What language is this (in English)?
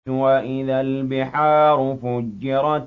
Arabic